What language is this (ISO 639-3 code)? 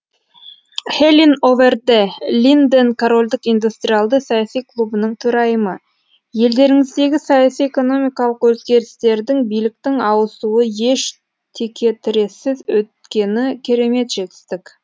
kaz